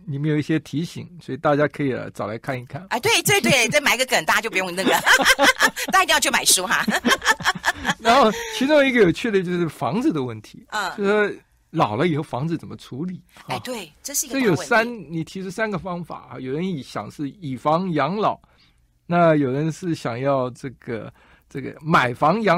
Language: Chinese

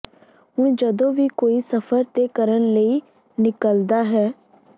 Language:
Punjabi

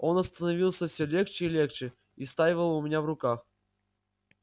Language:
Russian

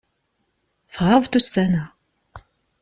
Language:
Kabyle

